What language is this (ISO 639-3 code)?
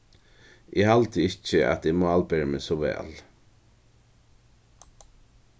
fao